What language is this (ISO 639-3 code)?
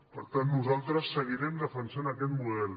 cat